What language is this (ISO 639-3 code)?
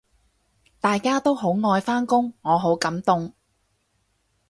yue